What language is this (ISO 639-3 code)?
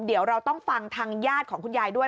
tha